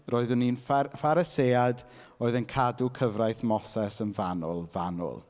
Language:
Welsh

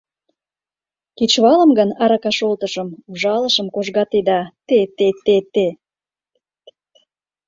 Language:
Mari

